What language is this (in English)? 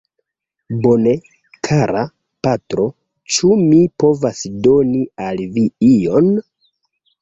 Esperanto